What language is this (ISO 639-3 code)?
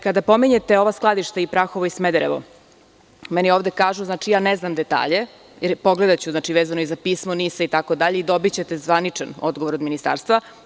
srp